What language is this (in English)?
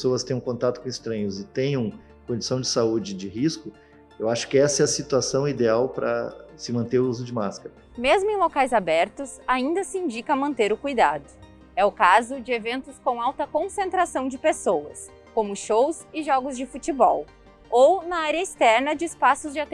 Portuguese